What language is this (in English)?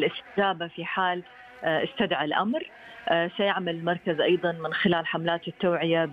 Arabic